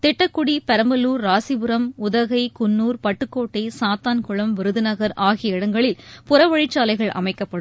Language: Tamil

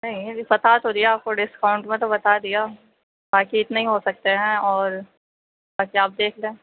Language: Urdu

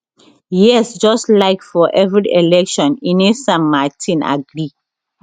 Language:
Nigerian Pidgin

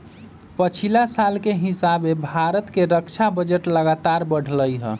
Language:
Magahi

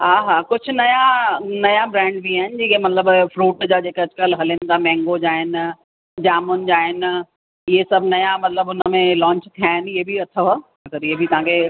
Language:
Sindhi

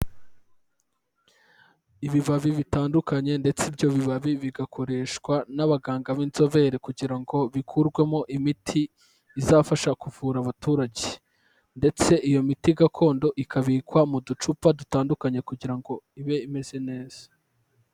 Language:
Kinyarwanda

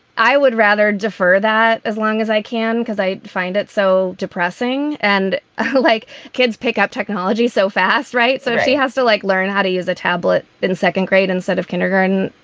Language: English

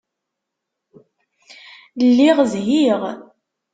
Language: Kabyle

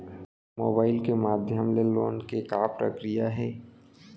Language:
Chhattisgarhi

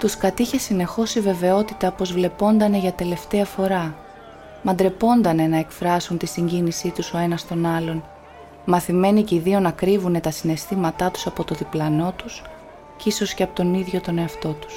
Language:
Greek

